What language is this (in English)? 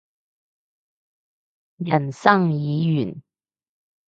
Cantonese